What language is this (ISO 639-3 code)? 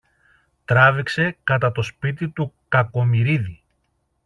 ell